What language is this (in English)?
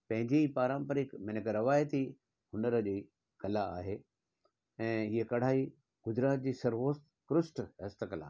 Sindhi